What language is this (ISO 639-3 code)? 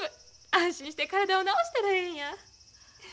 jpn